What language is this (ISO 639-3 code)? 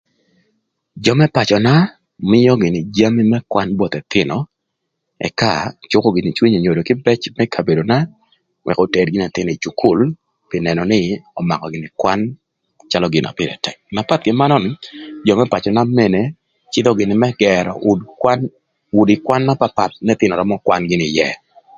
lth